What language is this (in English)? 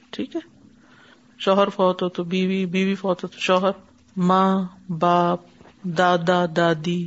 Urdu